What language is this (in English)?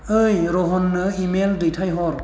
Bodo